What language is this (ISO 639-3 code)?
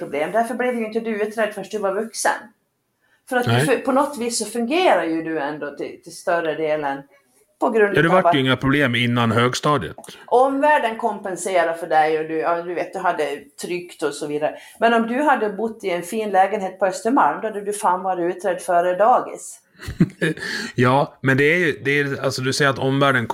swe